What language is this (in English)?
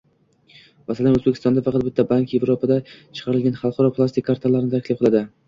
Uzbek